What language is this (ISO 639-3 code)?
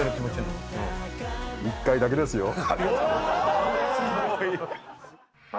jpn